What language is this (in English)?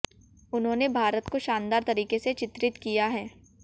Hindi